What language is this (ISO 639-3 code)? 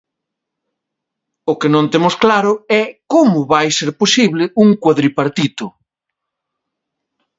glg